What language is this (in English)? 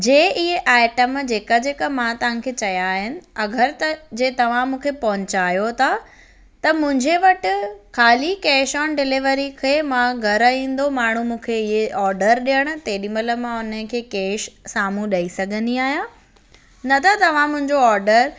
Sindhi